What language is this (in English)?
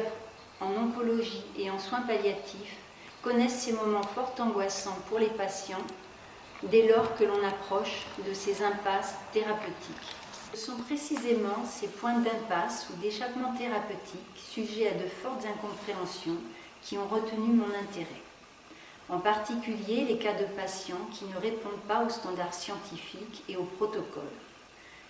French